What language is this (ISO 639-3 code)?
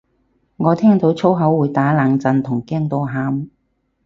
yue